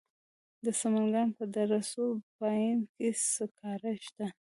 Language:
Pashto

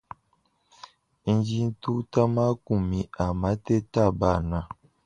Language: Luba-Lulua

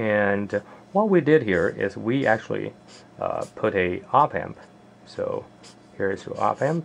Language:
English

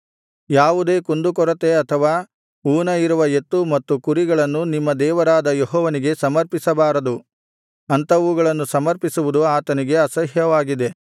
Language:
Kannada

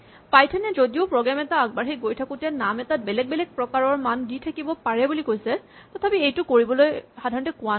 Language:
Assamese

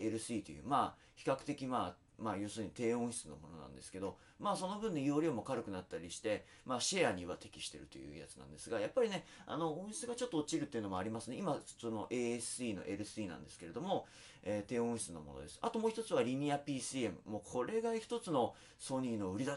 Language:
Japanese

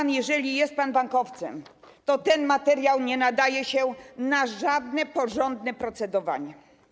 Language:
Polish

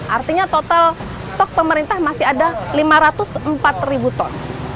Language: Indonesian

